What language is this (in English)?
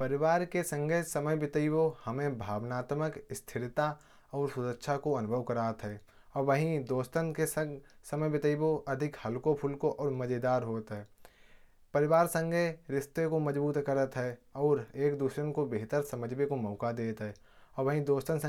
Kanauji